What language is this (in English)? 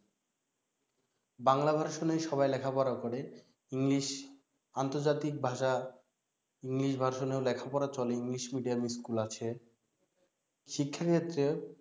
Bangla